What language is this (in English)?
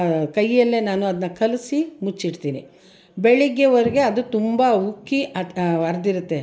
Kannada